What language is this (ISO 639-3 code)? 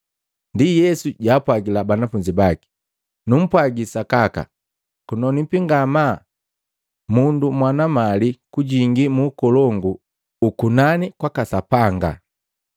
mgv